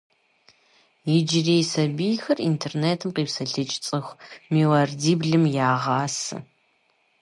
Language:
Kabardian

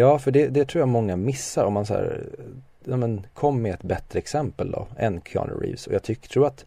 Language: Swedish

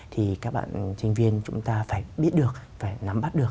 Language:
Vietnamese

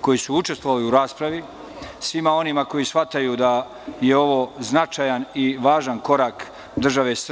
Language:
Serbian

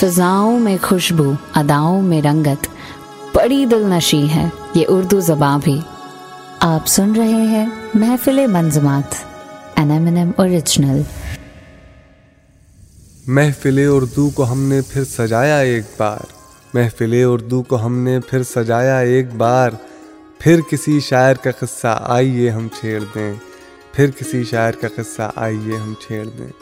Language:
Urdu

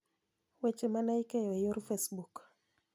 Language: Luo (Kenya and Tanzania)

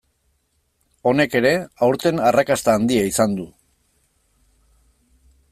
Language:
Basque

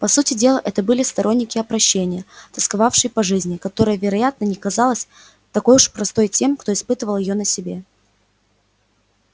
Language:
Russian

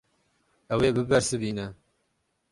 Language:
Kurdish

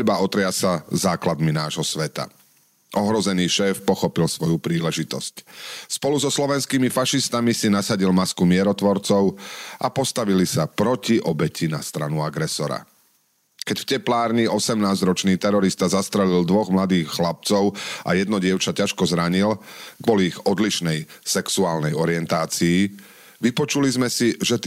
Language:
Slovak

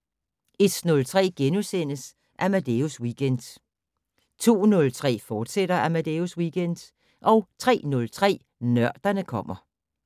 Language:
Danish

